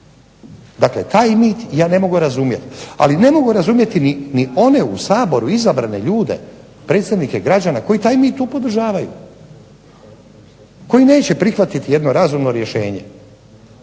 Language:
Croatian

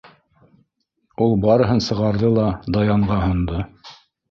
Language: Bashkir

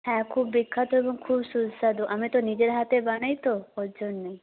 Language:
Bangla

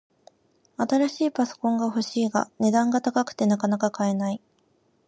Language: Japanese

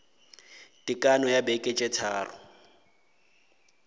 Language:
Northern Sotho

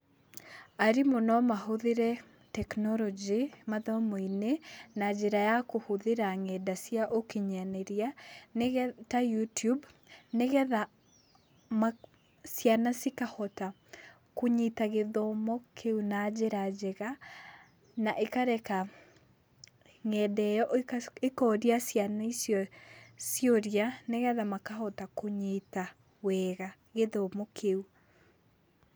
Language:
Kikuyu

